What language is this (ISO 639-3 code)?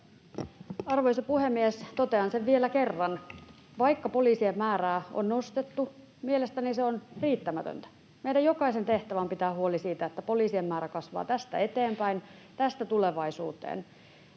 fin